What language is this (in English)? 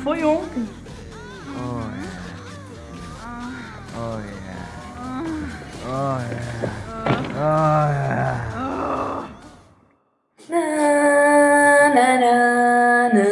Portuguese